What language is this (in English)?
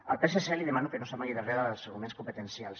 Catalan